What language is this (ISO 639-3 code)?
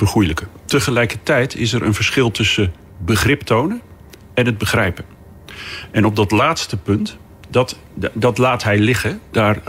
nld